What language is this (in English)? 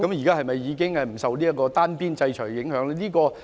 Cantonese